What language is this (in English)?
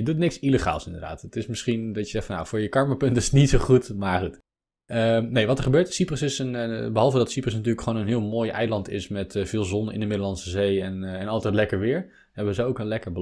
Dutch